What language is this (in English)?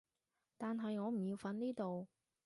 Cantonese